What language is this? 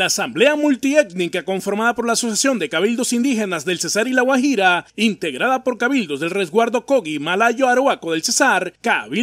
Spanish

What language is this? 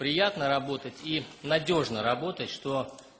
Russian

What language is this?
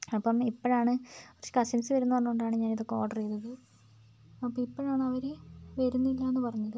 Malayalam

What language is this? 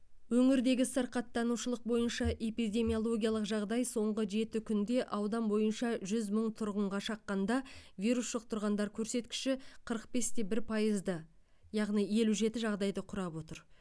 Kazakh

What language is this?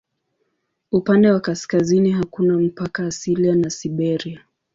Swahili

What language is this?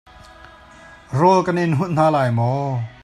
Hakha Chin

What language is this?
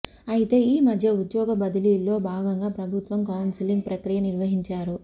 Telugu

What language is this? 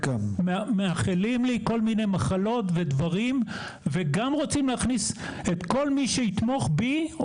Hebrew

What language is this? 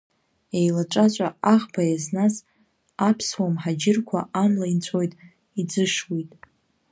Abkhazian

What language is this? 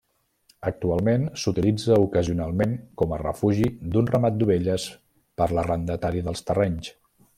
Catalan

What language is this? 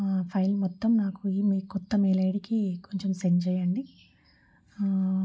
Telugu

